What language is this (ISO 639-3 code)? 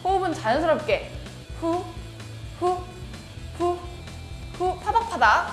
kor